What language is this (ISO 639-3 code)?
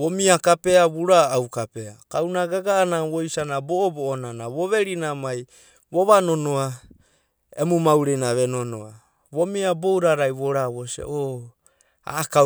kbt